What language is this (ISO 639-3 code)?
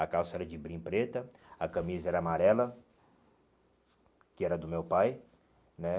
por